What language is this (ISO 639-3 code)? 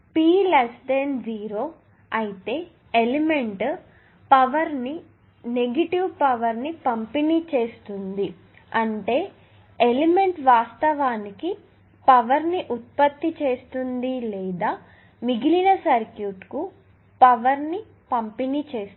tel